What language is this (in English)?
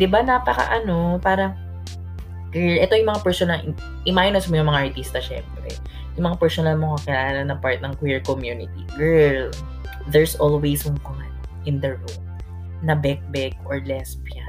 Filipino